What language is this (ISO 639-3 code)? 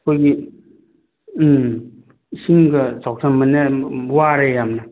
mni